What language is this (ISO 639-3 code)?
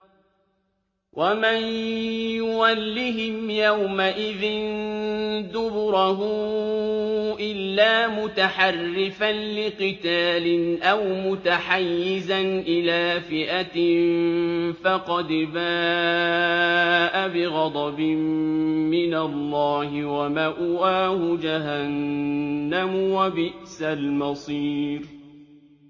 ara